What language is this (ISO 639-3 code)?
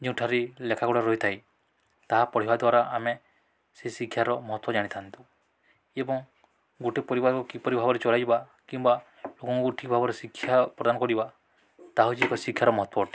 ori